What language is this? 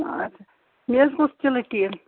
Kashmiri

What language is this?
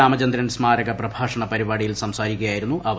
Malayalam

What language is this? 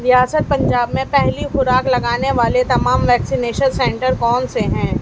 Urdu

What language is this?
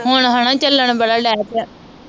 Punjabi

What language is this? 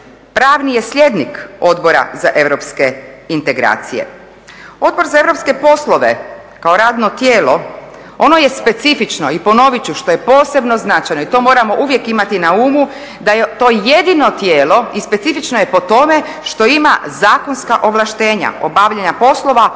Croatian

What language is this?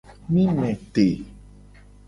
Gen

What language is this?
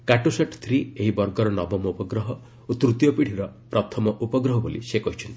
Odia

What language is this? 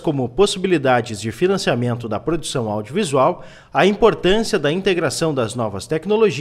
Portuguese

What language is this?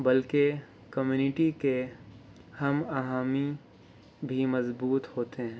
Urdu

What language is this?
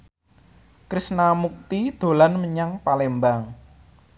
Javanese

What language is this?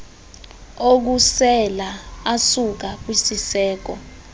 Xhosa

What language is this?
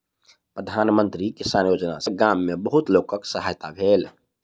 Maithili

